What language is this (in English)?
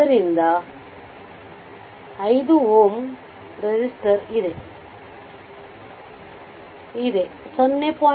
Kannada